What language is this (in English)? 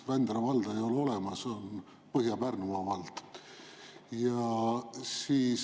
Estonian